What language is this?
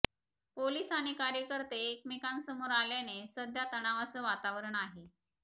Marathi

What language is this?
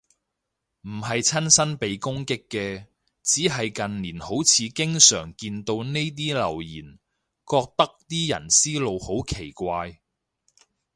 Cantonese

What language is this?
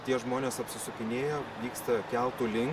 Lithuanian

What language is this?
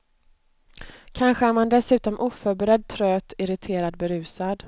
Swedish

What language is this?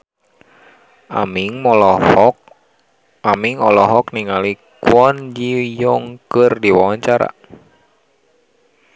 Sundanese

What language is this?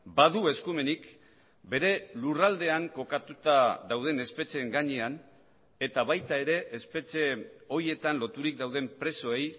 Basque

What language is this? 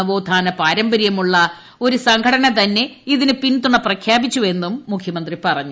Malayalam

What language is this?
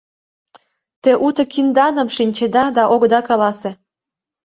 Mari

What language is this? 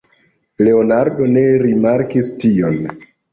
Esperanto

